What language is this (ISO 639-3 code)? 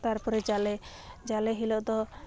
sat